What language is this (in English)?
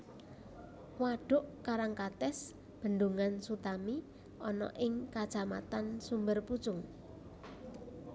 Javanese